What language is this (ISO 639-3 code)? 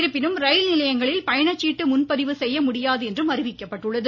tam